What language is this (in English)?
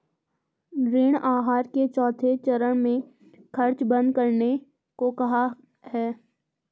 Hindi